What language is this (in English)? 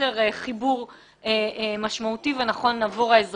Hebrew